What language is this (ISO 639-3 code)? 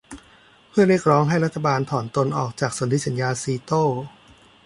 tha